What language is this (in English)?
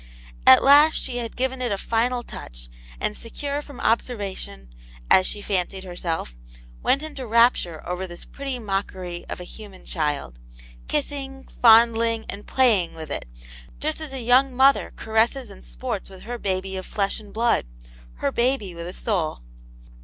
English